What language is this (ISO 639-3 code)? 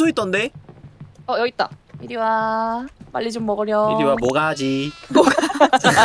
kor